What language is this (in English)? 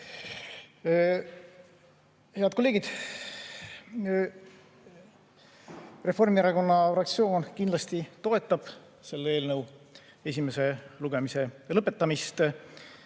Estonian